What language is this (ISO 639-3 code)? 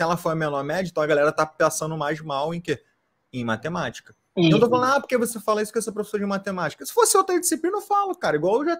por